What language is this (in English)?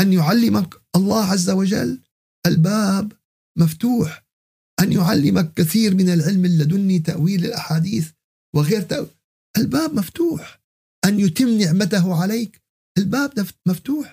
Arabic